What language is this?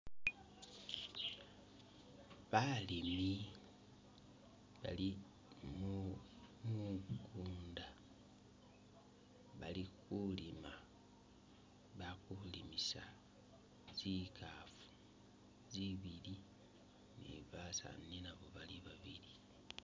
Masaaba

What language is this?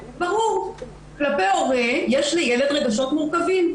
Hebrew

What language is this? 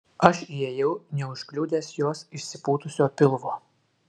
Lithuanian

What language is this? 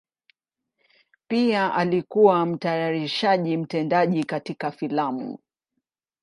Swahili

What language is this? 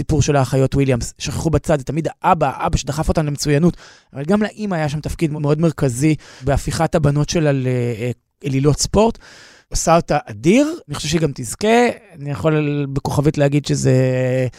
Hebrew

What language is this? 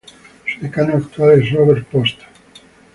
Spanish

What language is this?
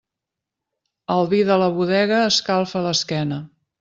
Catalan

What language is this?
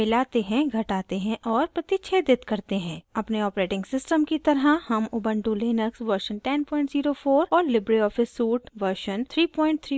Hindi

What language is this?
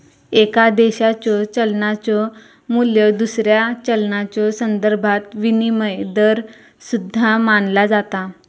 Marathi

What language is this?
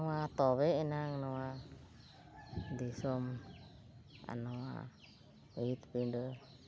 Santali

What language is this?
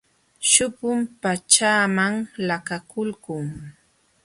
Jauja Wanca Quechua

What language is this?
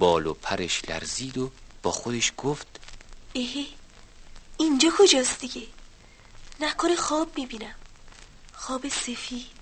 Persian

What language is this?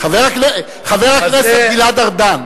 Hebrew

